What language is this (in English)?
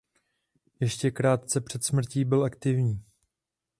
Czech